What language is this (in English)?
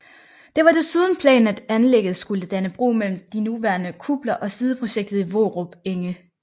Danish